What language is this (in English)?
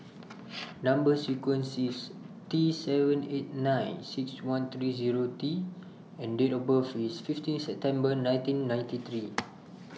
English